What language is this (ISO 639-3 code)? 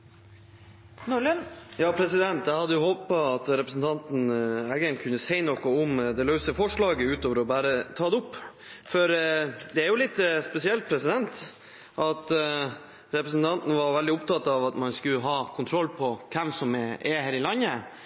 nob